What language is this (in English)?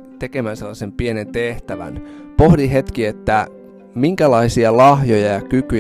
Finnish